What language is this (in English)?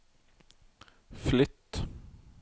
Norwegian